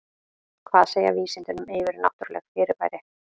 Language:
Icelandic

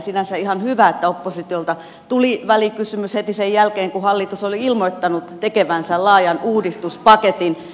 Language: Finnish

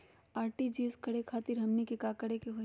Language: Magahi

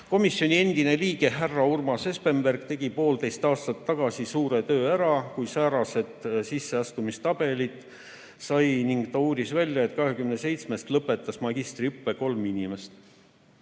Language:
Estonian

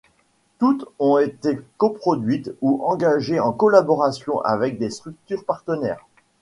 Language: French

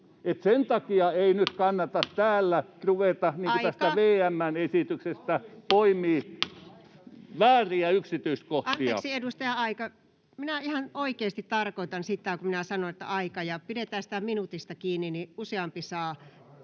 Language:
Finnish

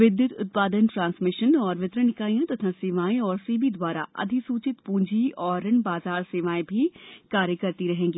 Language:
Hindi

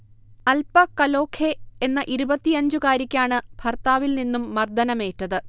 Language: Malayalam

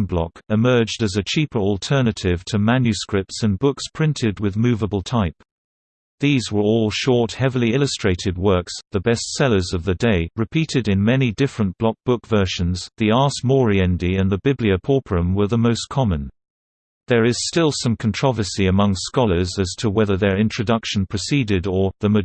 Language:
English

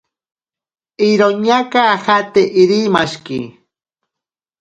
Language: Ashéninka Perené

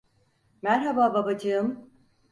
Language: Turkish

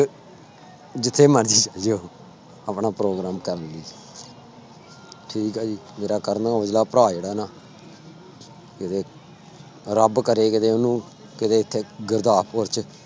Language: Punjabi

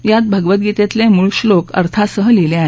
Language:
Marathi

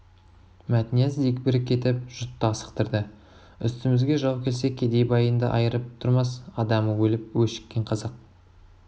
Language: Kazakh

